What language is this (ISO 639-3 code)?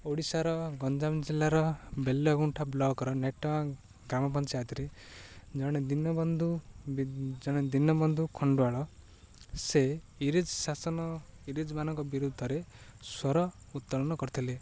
ori